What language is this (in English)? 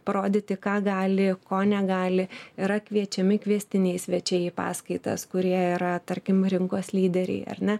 Lithuanian